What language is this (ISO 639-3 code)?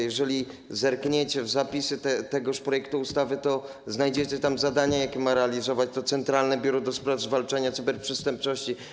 pol